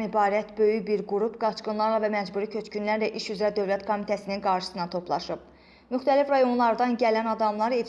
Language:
Azerbaijani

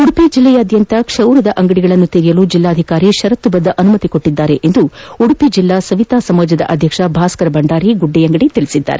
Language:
Kannada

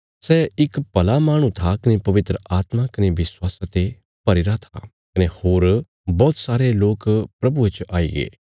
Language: Bilaspuri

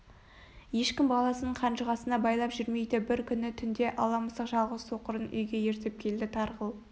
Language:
Kazakh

